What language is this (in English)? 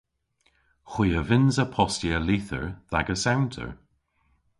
Cornish